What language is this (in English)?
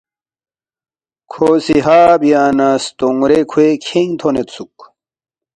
Balti